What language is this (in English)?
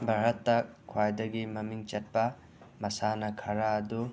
Manipuri